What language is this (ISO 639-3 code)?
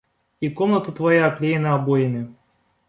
rus